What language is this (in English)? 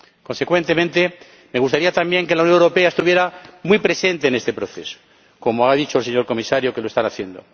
Spanish